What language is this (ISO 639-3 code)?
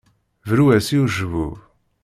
kab